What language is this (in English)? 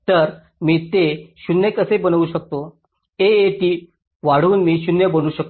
Marathi